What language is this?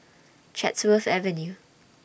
English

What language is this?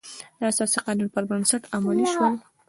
Pashto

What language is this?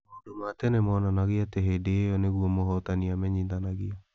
Kikuyu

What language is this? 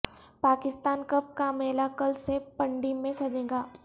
Urdu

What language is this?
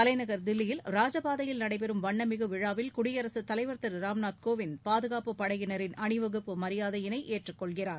Tamil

